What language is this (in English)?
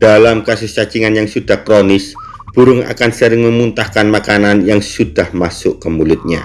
Indonesian